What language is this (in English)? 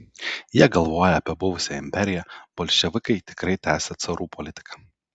Lithuanian